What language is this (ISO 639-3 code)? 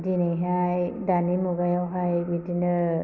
brx